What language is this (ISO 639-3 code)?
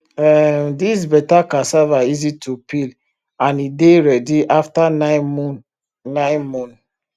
pcm